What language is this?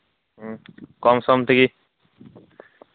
Santali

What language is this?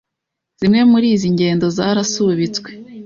Kinyarwanda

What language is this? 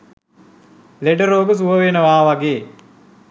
Sinhala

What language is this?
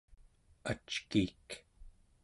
Central Yupik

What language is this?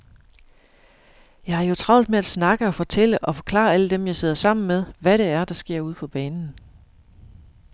Danish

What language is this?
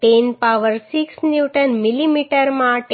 Gujarati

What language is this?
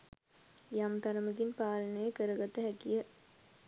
Sinhala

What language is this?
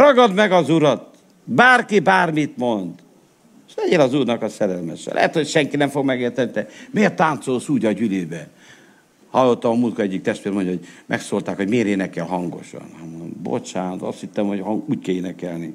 Hungarian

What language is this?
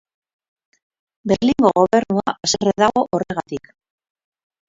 Basque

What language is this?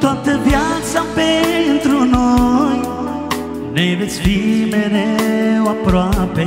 Romanian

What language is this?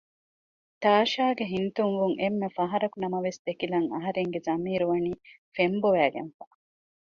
Divehi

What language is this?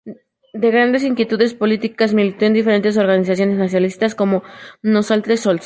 Spanish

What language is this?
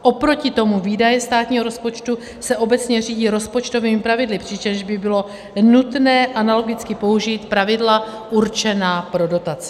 Czech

